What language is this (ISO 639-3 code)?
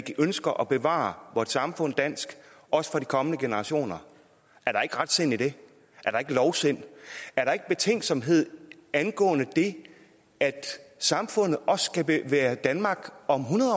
dan